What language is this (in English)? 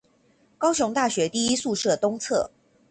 Chinese